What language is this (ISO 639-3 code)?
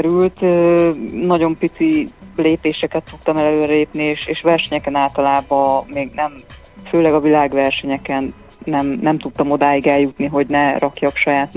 hun